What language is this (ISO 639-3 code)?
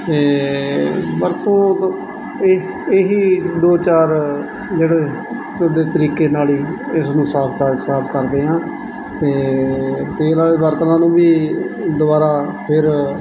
pan